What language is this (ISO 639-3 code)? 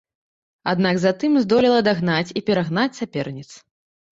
bel